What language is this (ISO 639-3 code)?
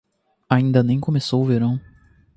por